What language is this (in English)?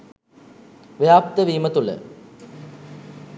Sinhala